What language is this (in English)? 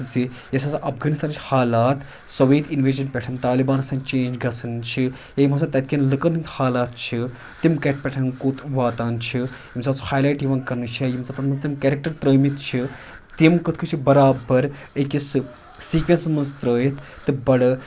Kashmiri